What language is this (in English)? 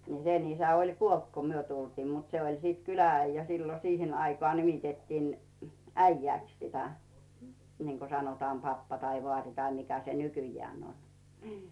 Finnish